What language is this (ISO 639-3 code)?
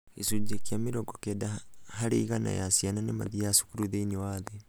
kik